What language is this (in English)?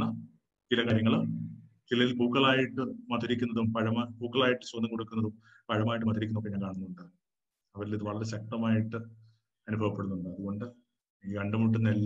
Malayalam